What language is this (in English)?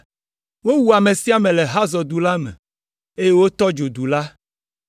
Ewe